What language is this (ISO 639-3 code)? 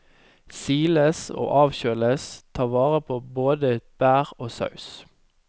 nor